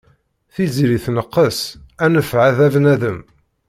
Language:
Kabyle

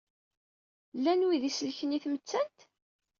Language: Kabyle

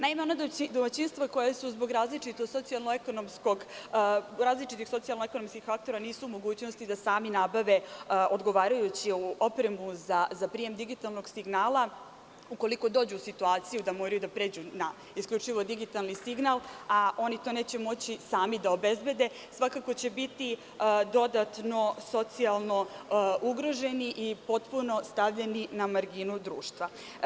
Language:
Serbian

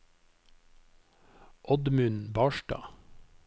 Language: Norwegian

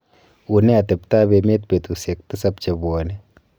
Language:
Kalenjin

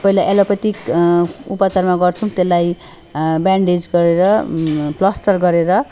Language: Nepali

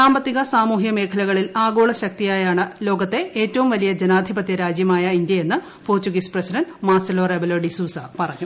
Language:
Malayalam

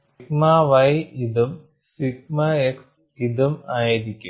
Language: Malayalam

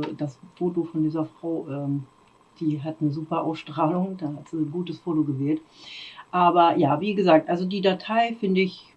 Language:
German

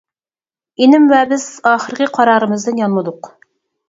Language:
Uyghur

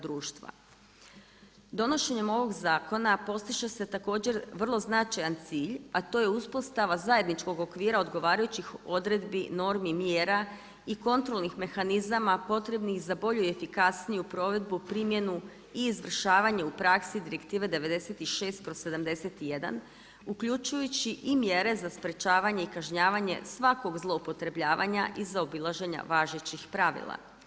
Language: Croatian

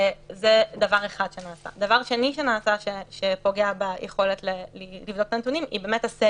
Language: Hebrew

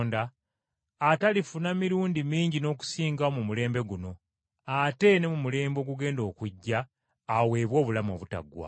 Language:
Ganda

